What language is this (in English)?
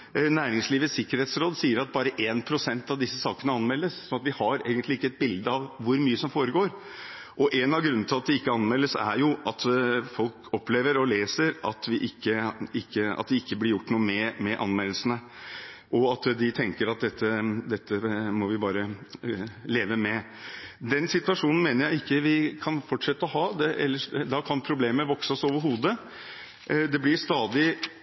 Norwegian Bokmål